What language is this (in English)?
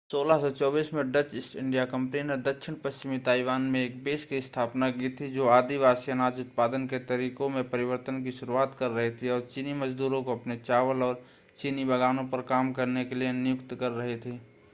Hindi